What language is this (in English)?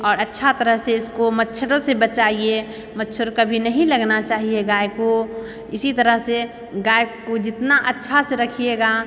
Maithili